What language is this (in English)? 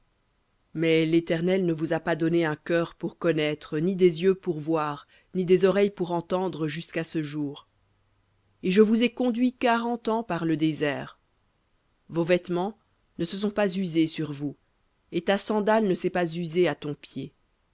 French